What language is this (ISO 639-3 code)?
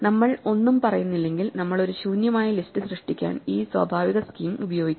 mal